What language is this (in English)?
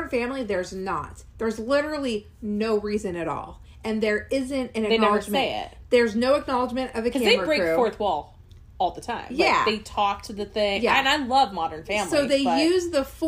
English